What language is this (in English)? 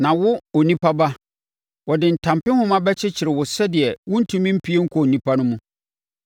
Akan